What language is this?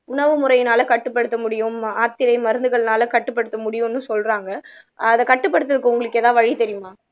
Tamil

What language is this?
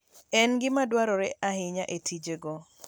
Luo (Kenya and Tanzania)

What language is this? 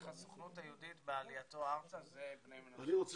Hebrew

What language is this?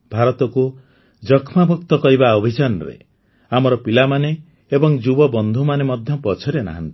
Odia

